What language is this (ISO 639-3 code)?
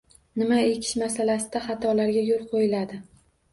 uzb